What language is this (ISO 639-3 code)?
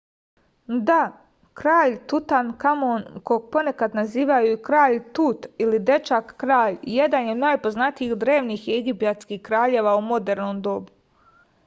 srp